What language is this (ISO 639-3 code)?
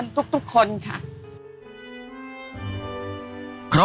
tha